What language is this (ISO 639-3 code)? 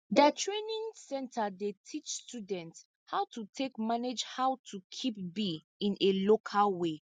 pcm